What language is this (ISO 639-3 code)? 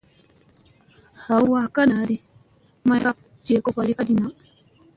mse